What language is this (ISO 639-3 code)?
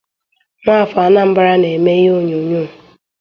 ibo